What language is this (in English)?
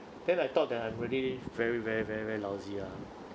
English